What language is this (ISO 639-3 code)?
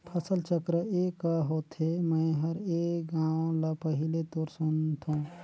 hne